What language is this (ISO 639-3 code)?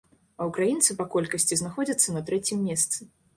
bel